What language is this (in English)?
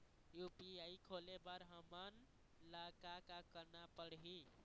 Chhattisgarhi